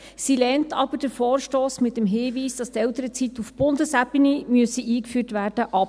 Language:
Swiss German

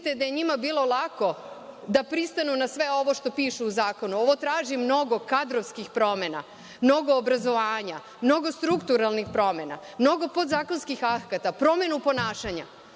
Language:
Serbian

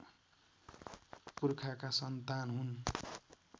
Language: Nepali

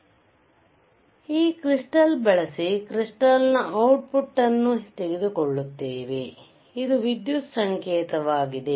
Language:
Kannada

